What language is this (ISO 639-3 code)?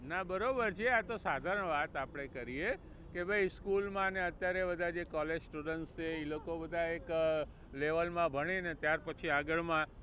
guj